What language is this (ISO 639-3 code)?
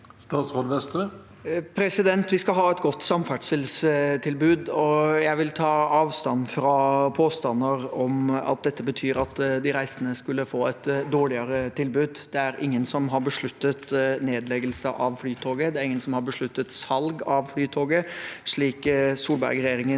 nor